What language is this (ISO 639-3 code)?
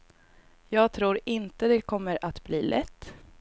swe